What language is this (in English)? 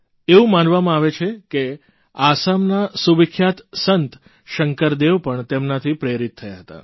Gujarati